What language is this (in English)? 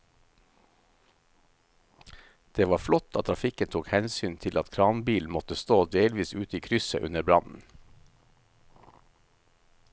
Norwegian